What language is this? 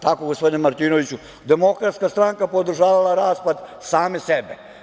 Serbian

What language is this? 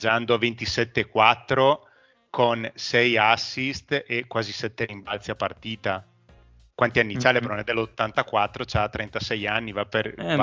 Italian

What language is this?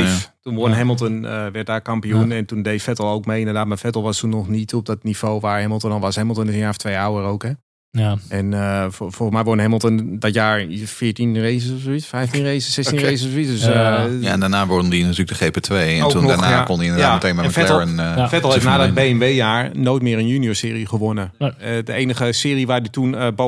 Dutch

